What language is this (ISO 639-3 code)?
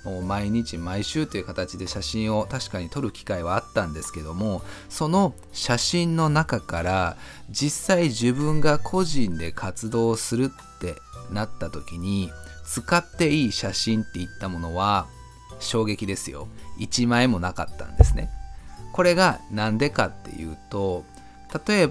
jpn